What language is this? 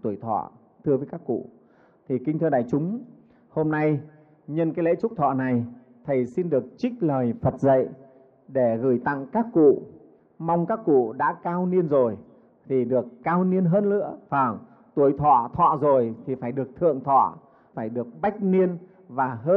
Vietnamese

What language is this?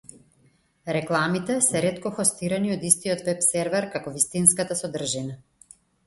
Macedonian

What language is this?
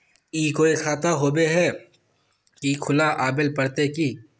Magahi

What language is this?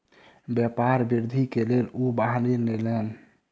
Maithili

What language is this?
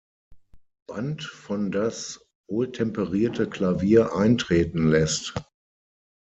German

